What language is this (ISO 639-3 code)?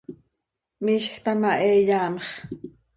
sei